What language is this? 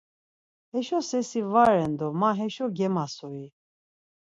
Laz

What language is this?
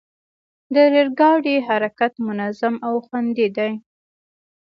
Pashto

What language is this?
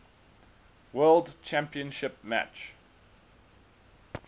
English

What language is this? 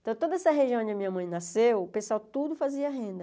Portuguese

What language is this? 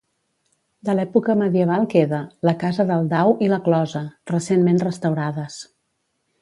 Catalan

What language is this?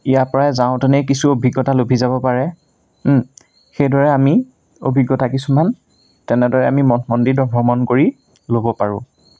Assamese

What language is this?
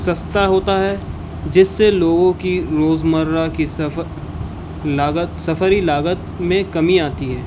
Urdu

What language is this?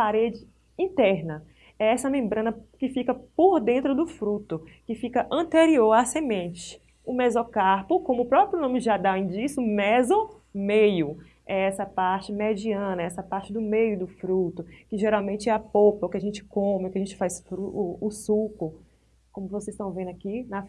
Portuguese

